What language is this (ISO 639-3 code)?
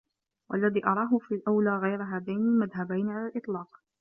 ara